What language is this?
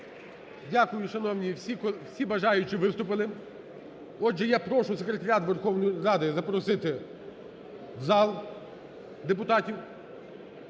Ukrainian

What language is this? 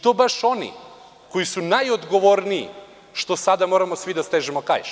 Serbian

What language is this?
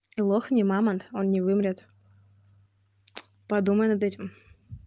Russian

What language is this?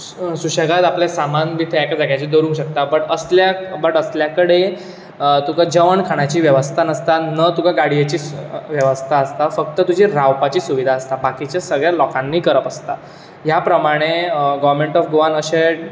Konkani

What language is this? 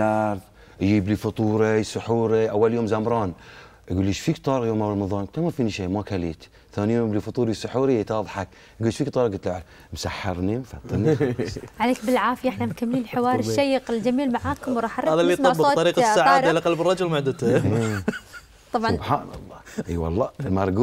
Arabic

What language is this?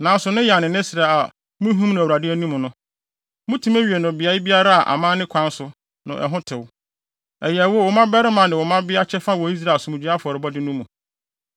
Akan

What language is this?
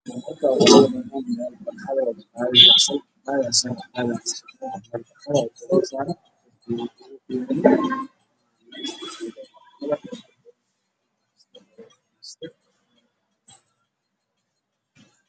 Somali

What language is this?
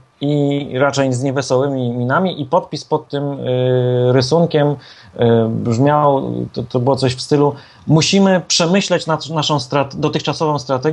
Polish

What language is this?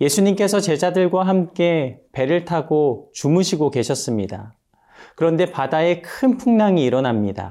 Korean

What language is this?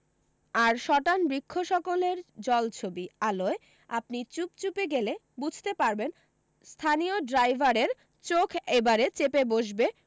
Bangla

